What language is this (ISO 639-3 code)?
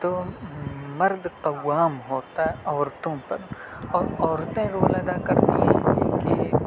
urd